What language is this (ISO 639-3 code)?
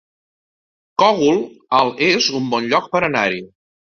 cat